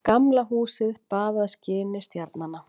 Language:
Icelandic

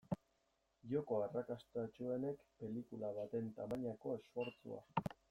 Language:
Basque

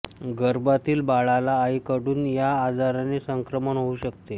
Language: Marathi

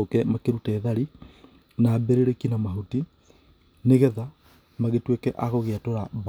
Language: Kikuyu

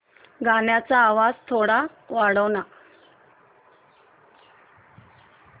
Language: Marathi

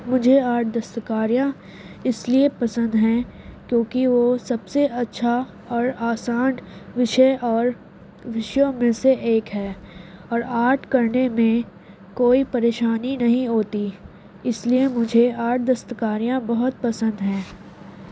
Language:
Urdu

